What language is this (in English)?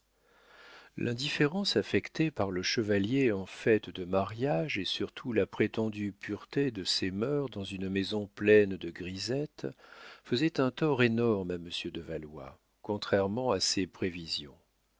French